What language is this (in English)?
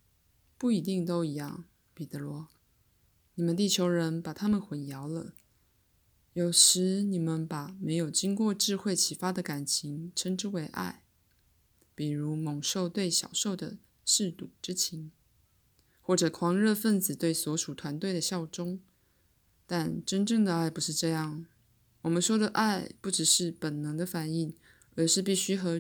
Chinese